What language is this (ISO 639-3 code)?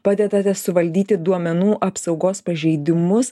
lit